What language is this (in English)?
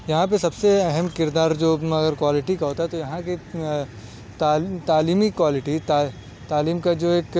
Urdu